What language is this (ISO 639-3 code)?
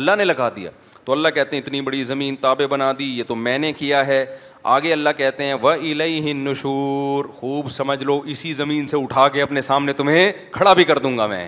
urd